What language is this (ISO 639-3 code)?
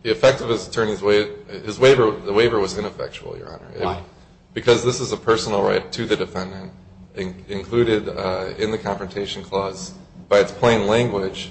eng